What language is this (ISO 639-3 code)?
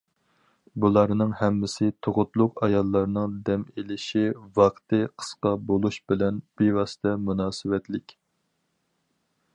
uig